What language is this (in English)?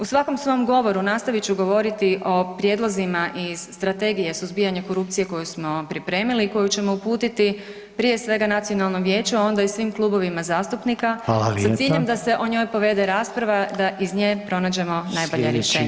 Croatian